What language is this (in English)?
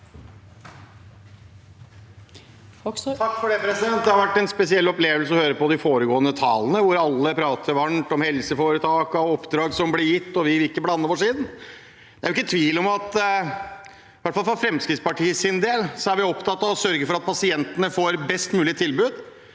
Norwegian